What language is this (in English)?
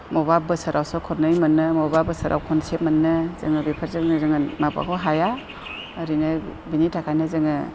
Bodo